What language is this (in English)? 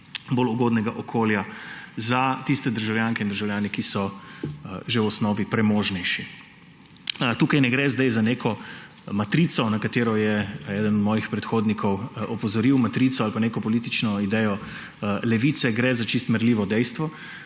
Slovenian